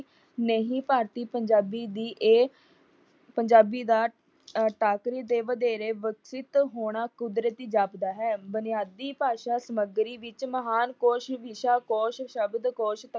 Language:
Punjabi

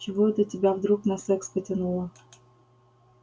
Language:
Russian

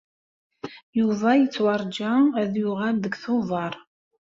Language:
Kabyle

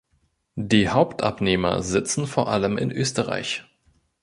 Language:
German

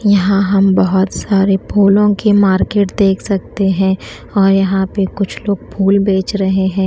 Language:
Hindi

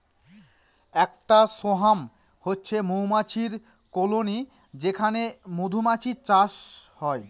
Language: Bangla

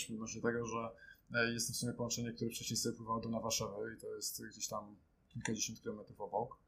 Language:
Polish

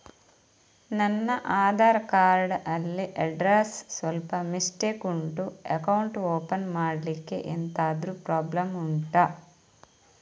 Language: Kannada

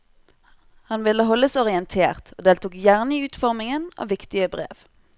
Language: Norwegian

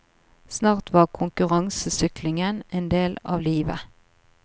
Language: Norwegian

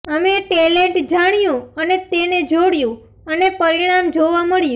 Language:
Gujarati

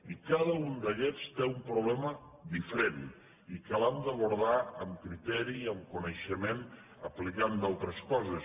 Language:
Catalan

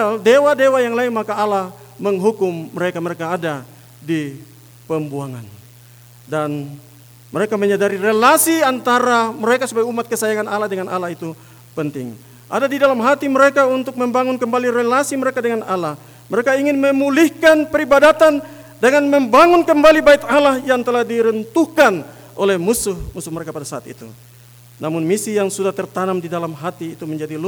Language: Indonesian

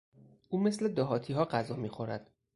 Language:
Persian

